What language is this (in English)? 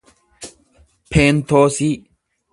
Oromo